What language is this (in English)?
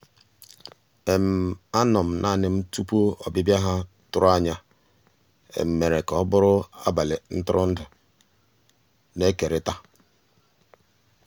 Igbo